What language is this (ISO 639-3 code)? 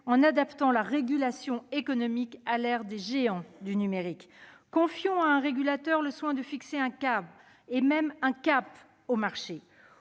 fra